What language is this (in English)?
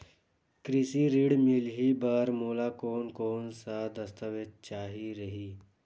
Chhattisgarhi